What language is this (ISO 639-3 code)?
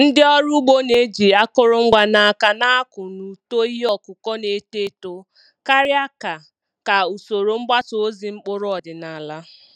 ibo